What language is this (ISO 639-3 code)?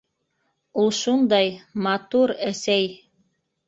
bak